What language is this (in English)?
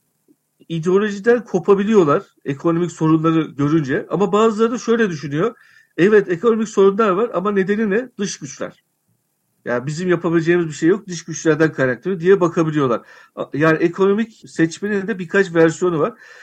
Turkish